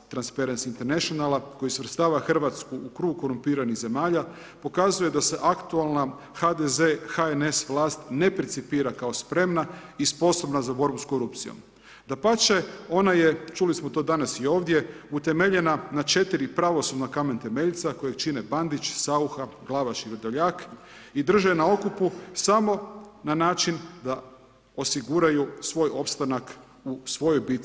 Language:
Croatian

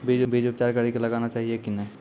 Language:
Maithili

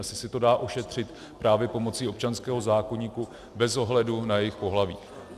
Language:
Czech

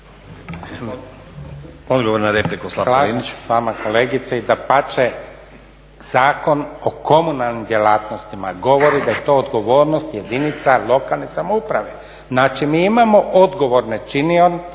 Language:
Croatian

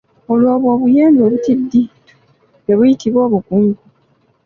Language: Ganda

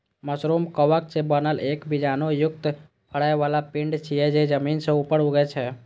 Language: Maithili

